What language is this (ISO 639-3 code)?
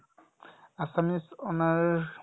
asm